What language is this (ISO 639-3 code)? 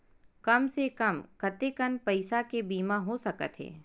hne